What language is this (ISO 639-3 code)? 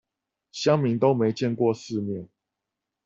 zho